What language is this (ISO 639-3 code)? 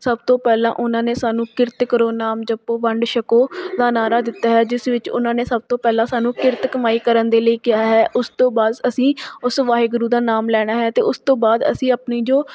pan